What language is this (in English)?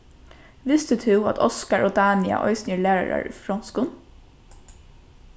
Faroese